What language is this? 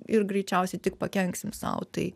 Lithuanian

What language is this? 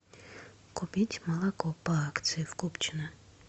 Russian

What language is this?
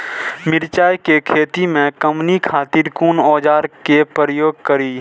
Maithili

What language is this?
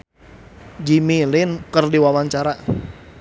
Sundanese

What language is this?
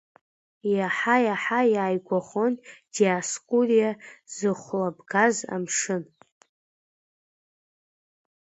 Abkhazian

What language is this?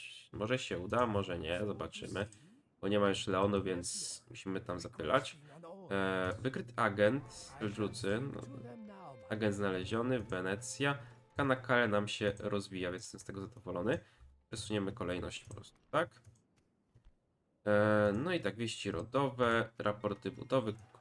Polish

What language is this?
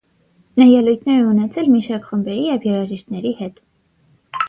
Armenian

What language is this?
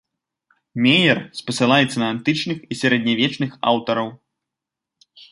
Belarusian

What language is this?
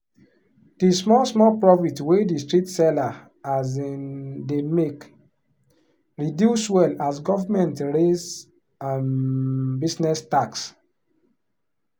Nigerian Pidgin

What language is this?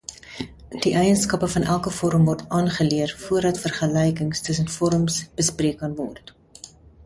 Afrikaans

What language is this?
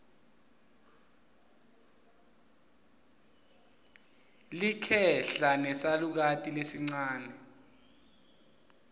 Swati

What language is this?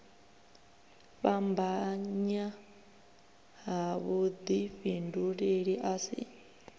Venda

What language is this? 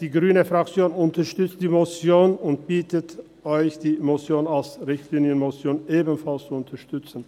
Swiss German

